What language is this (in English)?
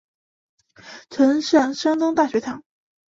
Chinese